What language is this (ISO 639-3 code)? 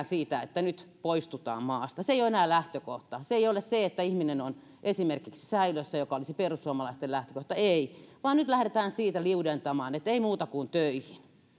fin